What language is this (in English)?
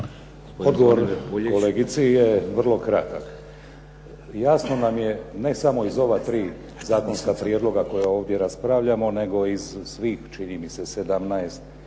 Croatian